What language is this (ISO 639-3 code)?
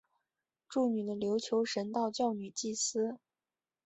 zho